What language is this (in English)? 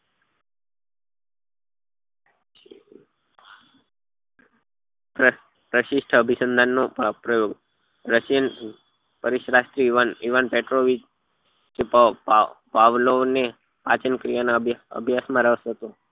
Gujarati